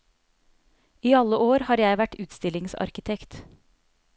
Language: Norwegian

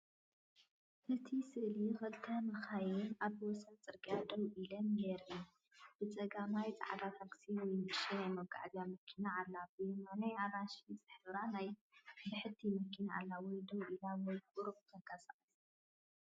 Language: Tigrinya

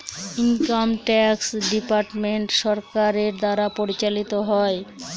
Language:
Bangla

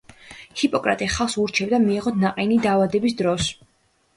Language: Georgian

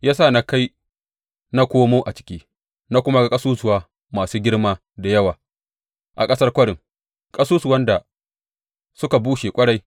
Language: Hausa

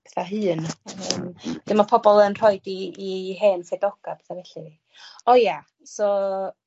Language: Welsh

